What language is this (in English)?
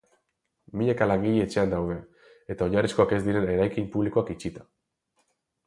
Basque